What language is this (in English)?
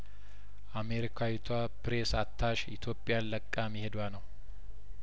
Amharic